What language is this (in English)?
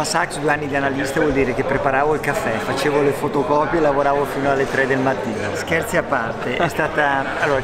Italian